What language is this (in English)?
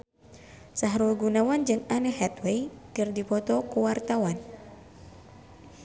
Sundanese